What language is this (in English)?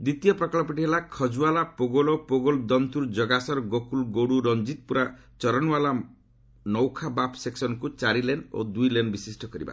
Odia